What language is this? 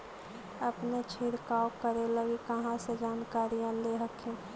Magahi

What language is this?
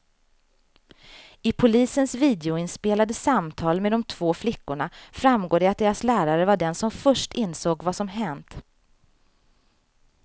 Swedish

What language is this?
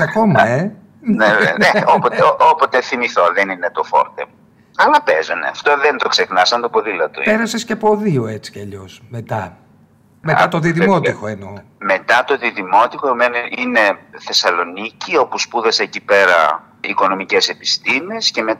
Greek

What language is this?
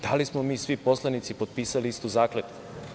Serbian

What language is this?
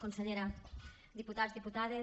Catalan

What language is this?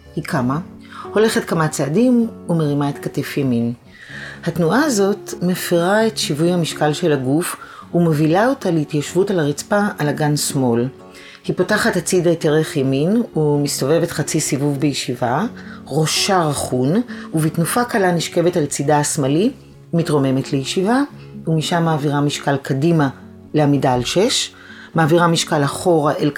Hebrew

